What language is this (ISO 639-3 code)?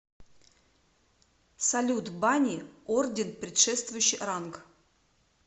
rus